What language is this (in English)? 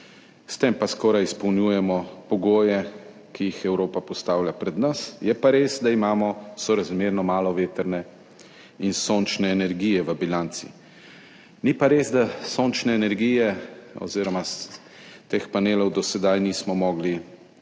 Slovenian